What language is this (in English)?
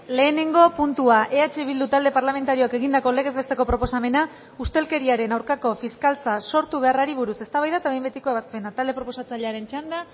Basque